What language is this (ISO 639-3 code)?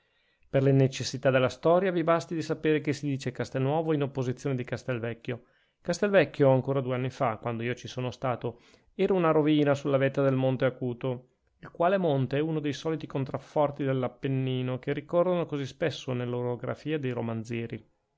ita